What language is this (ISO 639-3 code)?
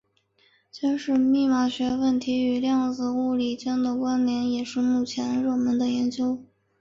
zho